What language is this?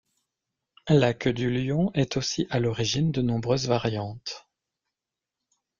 French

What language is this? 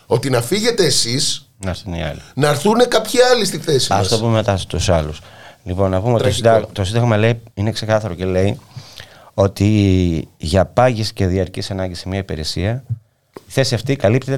Greek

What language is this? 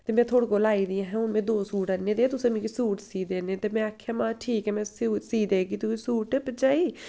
Dogri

